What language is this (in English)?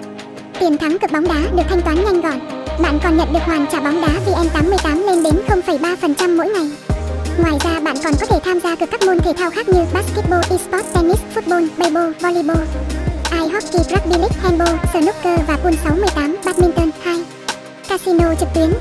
Vietnamese